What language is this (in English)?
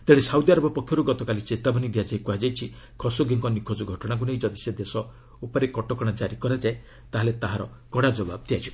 Odia